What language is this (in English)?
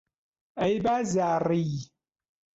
Central Kurdish